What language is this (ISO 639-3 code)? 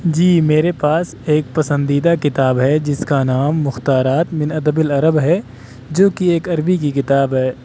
urd